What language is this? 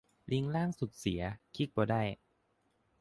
Thai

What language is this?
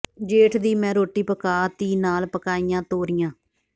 Punjabi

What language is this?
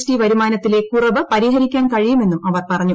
Malayalam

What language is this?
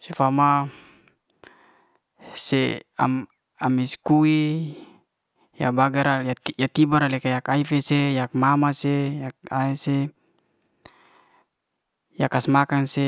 Liana-Seti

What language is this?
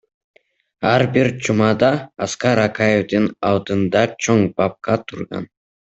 Kyrgyz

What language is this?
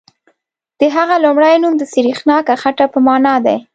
Pashto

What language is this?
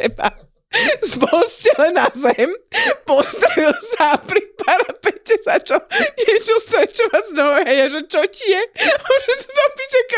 Slovak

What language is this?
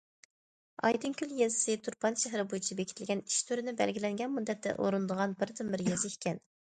Uyghur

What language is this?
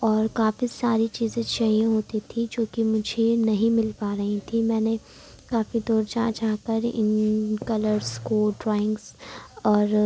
Urdu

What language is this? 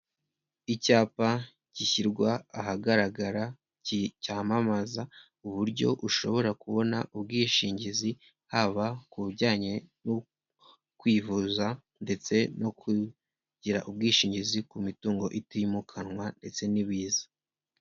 Kinyarwanda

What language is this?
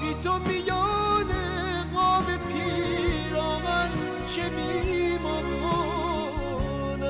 Persian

